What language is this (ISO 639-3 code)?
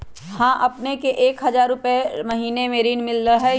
mag